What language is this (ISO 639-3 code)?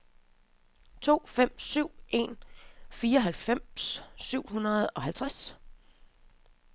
dan